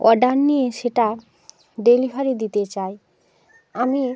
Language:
Bangla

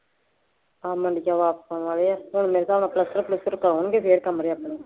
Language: Punjabi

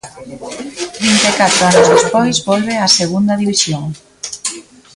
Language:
Galician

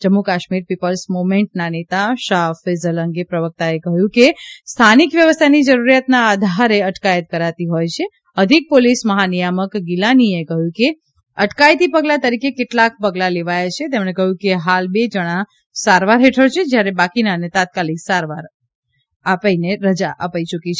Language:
Gujarati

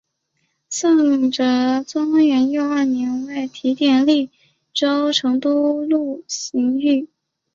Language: Chinese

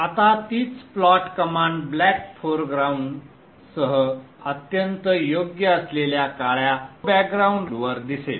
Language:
Marathi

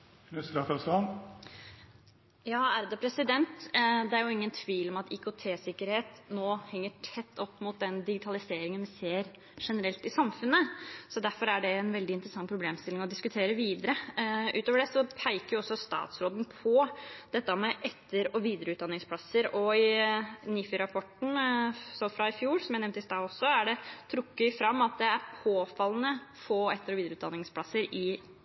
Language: Norwegian Bokmål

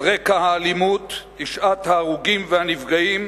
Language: Hebrew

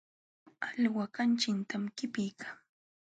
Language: Jauja Wanca Quechua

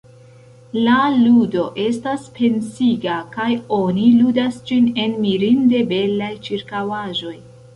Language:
Esperanto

